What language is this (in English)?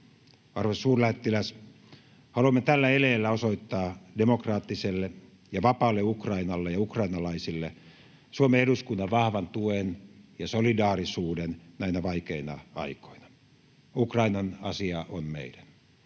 Finnish